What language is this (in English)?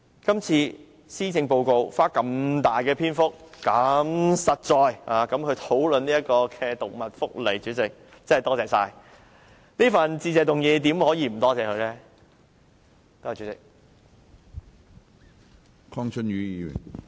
Cantonese